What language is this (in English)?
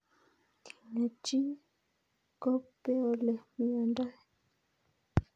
Kalenjin